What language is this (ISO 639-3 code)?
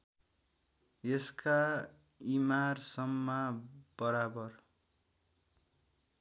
nep